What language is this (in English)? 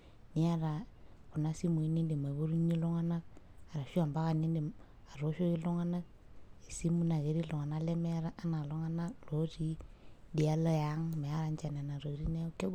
Masai